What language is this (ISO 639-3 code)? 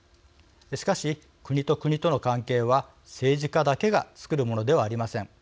jpn